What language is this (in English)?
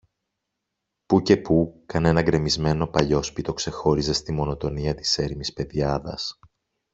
Greek